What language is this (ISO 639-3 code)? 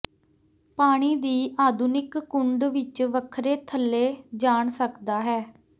pan